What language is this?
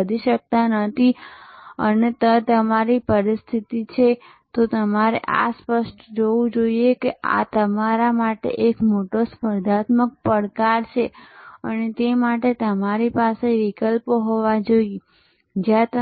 Gujarati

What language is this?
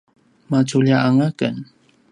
Paiwan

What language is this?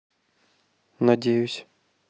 Russian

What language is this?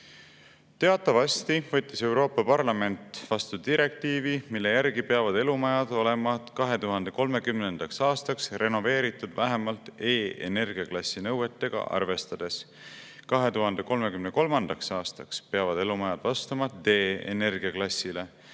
Estonian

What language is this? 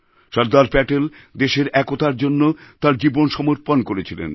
Bangla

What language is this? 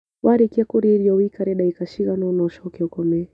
Kikuyu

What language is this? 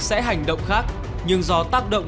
Vietnamese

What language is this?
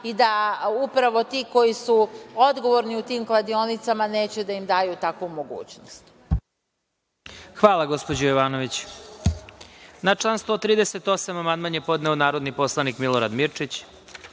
Serbian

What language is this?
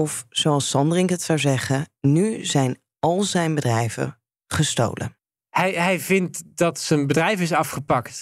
Dutch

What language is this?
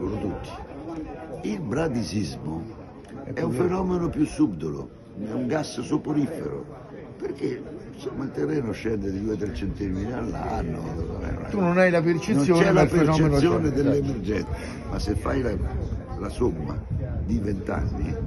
Italian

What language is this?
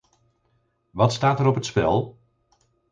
Dutch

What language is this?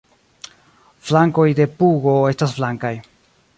Esperanto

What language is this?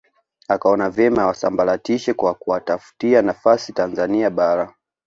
Swahili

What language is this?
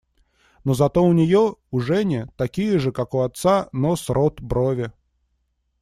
Russian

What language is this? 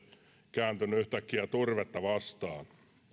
Finnish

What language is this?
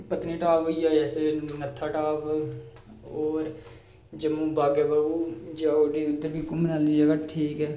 Dogri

